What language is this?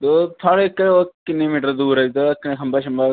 Dogri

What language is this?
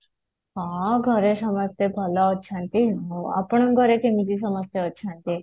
Odia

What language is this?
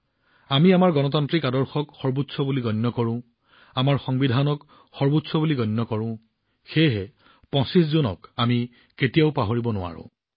Assamese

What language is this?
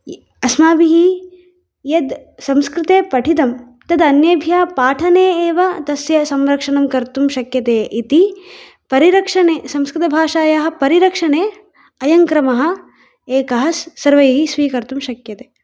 Sanskrit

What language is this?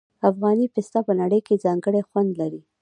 Pashto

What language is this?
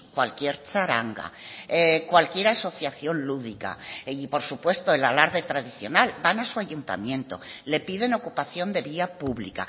Spanish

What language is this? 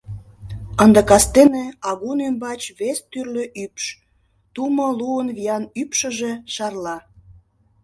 Mari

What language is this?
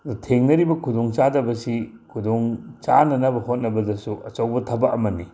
Manipuri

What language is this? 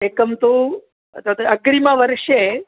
Sanskrit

